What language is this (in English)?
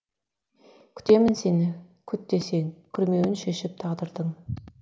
Kazakh